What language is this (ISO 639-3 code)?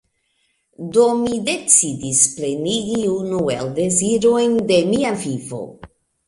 epo